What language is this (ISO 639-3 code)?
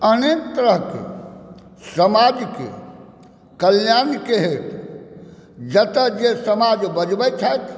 mai